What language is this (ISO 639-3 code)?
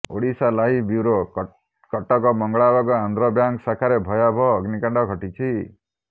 ori